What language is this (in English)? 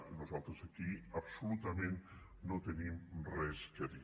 Catalan